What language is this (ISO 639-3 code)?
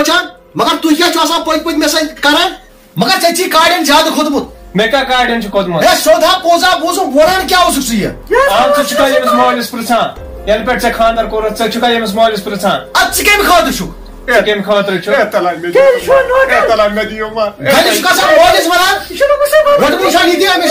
ara